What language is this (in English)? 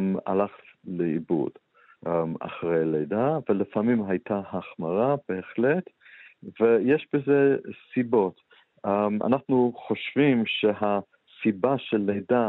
Hebrew